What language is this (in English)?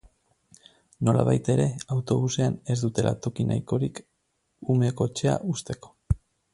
Basque